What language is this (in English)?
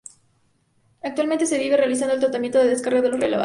Spanish